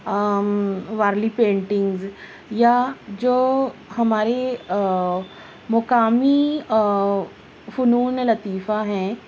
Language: Urdu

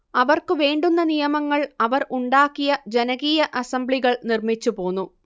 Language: Malayalam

